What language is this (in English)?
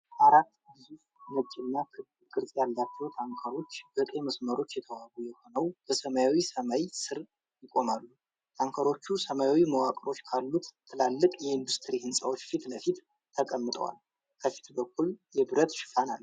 Amharic